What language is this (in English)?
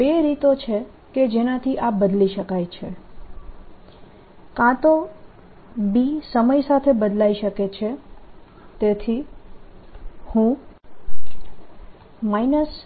Gujarati